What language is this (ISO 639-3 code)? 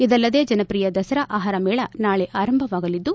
kan